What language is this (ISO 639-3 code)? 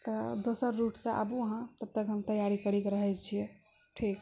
mai